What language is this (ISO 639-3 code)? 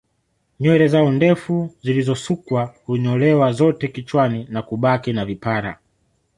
swa